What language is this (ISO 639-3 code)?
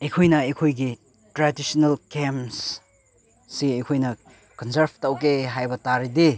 mni